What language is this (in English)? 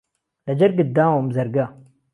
Central Kurdish